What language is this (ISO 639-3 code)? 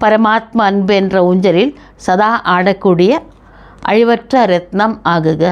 tam